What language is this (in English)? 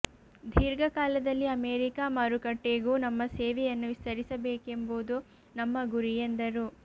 Kannada